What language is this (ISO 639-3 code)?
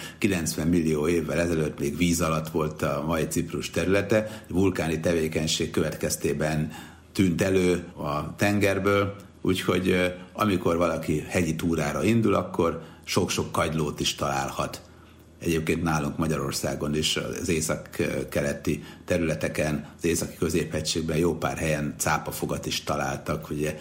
hun